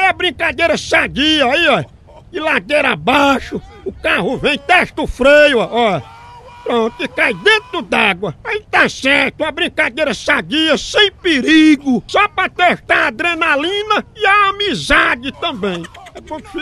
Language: Portuguese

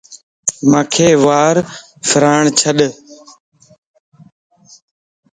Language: Lasi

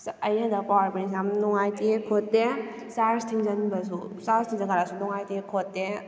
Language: Manipuri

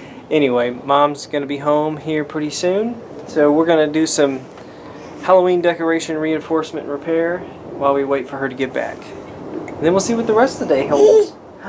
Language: English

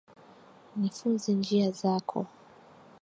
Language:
Swahili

